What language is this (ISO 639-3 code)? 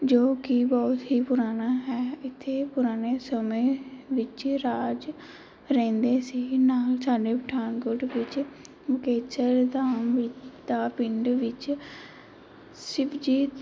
pan